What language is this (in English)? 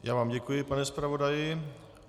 Czech